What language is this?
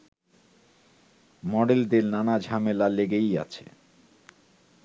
Bangla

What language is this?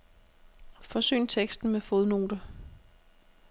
Danish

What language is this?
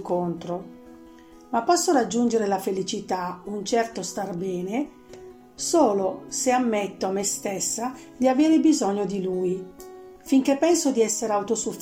Italian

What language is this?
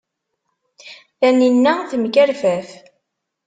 Kabyle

